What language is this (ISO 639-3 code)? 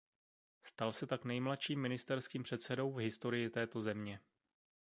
ces